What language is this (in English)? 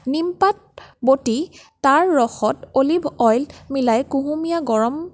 Assamese